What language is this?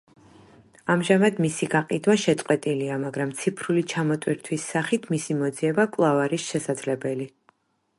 Georgian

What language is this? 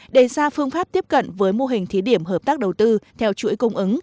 Vietnamese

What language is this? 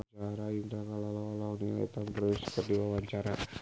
Sundanese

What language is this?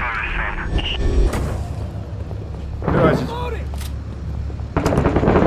Polish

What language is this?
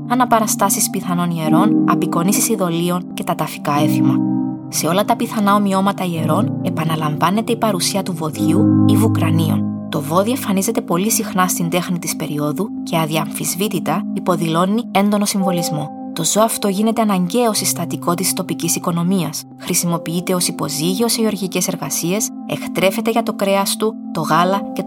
Greek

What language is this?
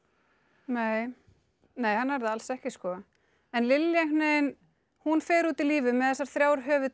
Icelandic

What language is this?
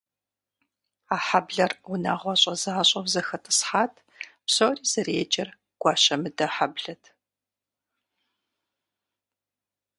Kabardian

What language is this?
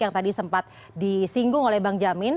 Indonesian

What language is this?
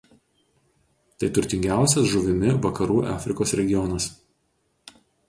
Lithuanian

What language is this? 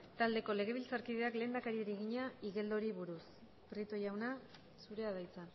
Basque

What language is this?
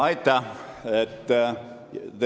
Estonian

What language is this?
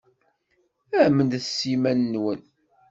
Kabyle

